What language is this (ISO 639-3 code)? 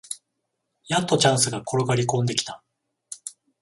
jpn